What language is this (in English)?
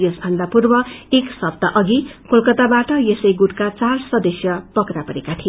Nepali